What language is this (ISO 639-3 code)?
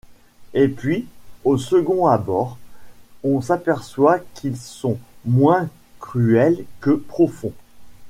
fra